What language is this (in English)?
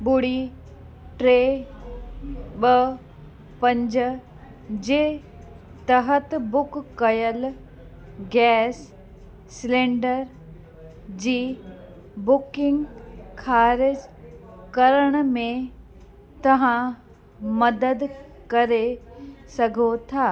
Sindhi